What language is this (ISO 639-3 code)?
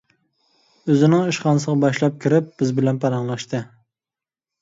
uig